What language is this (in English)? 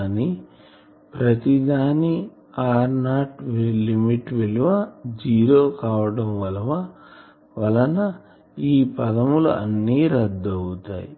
Telugu